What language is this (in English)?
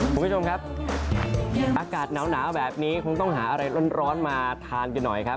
Thai